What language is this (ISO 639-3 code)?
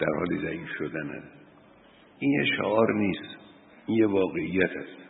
fas